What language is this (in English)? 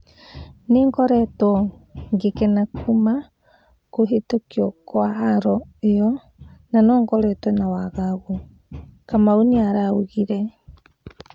Kikuyu